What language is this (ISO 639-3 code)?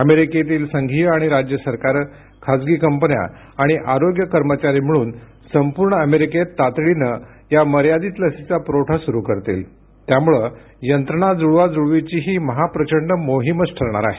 mar